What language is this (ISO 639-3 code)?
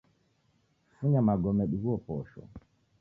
dav